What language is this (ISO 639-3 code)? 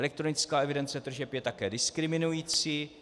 ces